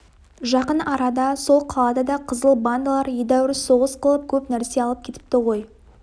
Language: Kazakh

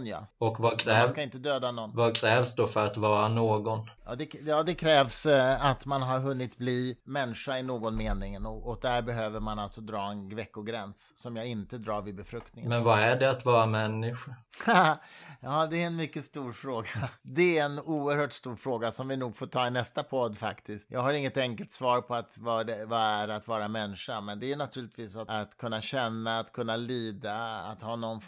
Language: Swedish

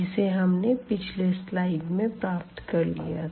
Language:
Hindi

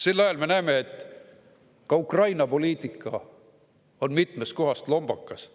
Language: Estonian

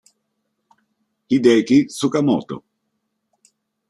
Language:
Italian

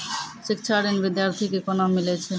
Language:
Maithili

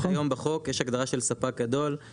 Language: Hebrew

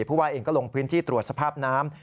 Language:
Thai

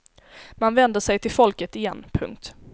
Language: Swedish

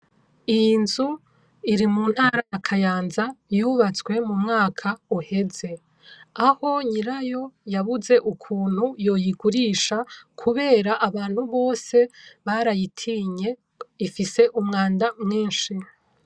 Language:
Rundi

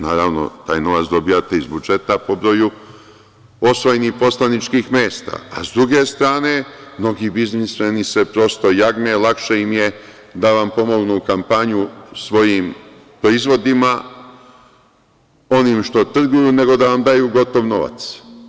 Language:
Serbian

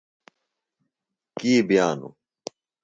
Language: Phalura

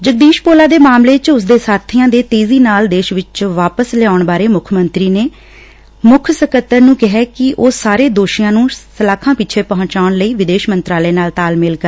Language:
Punjabi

